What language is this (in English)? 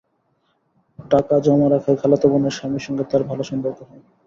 Bangla